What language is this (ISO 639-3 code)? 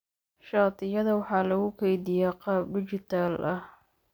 som